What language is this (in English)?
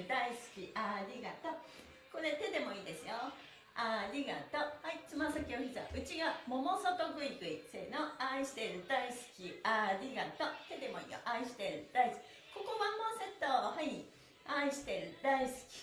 Japanese